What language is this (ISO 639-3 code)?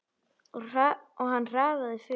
isl